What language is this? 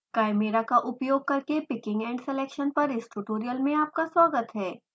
Hindi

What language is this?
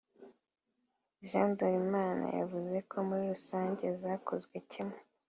Kinyarwanda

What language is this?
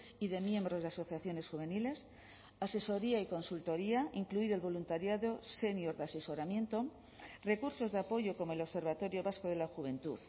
Spanish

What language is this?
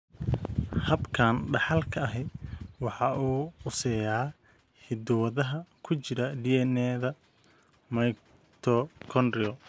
Somali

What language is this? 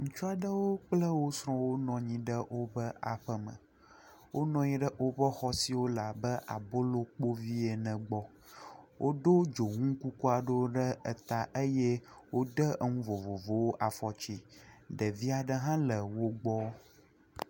Ewe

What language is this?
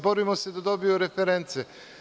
Serbian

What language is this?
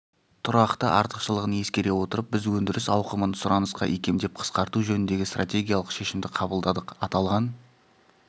Kazakh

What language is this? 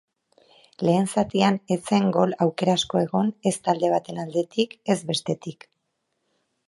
Basque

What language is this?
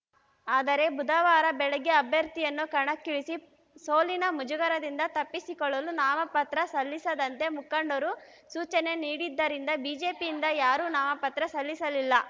Kannada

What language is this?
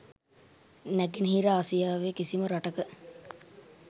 Sinhala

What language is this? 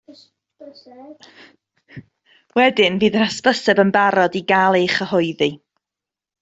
Welsh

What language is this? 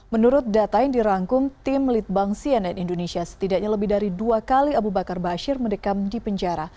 Indonesian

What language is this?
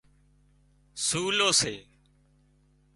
Wadiyara Koli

